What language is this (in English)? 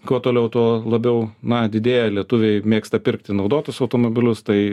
Lithuanian